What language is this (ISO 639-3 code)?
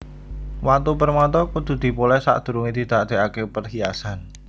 jav